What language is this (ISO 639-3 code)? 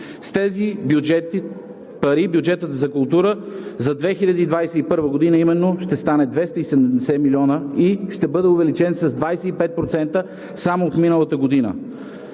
bul